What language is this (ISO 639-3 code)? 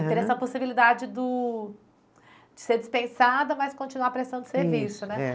por